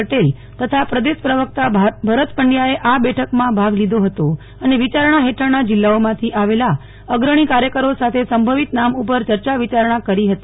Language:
Gujarati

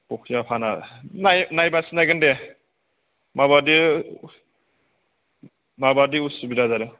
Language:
Bodo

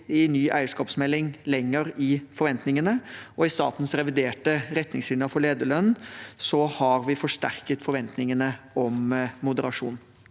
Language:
Norwegian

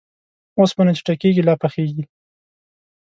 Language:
Pashto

